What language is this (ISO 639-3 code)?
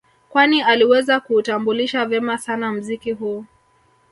swa